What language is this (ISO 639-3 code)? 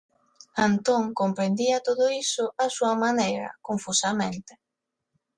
glg